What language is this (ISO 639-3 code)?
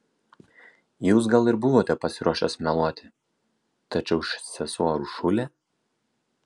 lit